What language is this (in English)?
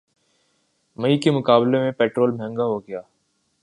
Urdu